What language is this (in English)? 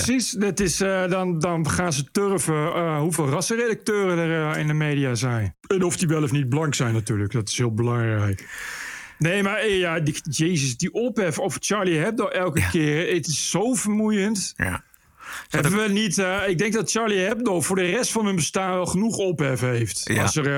Dutch